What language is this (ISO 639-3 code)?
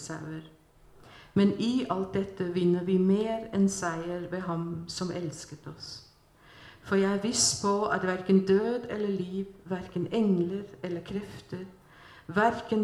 swe